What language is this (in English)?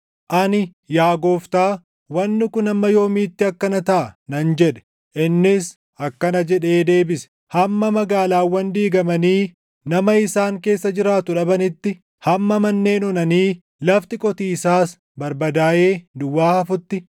Oromo